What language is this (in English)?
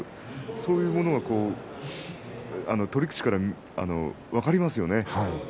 Japanese